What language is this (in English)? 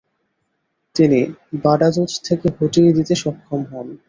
Bangla